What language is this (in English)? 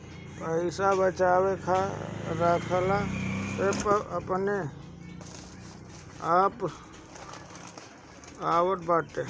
Bhojpuri